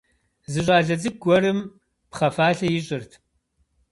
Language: Kabardian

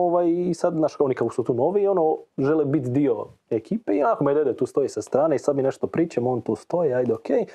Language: Croatian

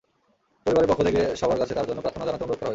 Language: Bangla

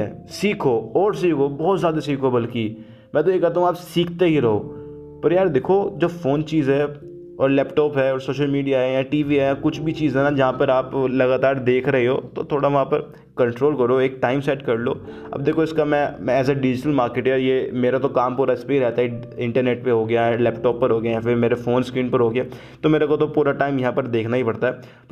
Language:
Hindi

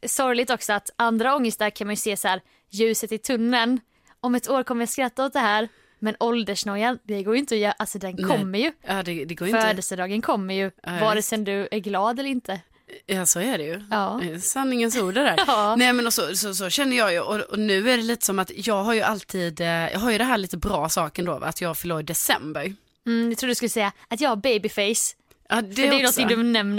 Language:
Swedish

